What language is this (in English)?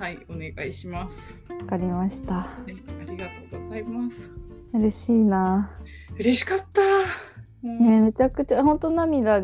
Japanese